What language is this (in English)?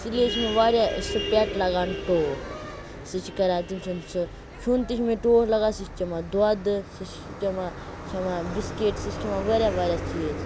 Kashmiri